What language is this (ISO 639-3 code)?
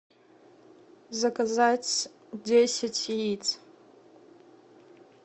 rus